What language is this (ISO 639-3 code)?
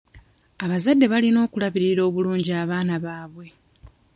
lug